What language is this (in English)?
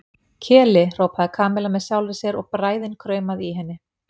Icelandic